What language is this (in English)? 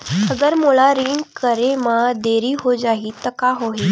Chhattisgarhi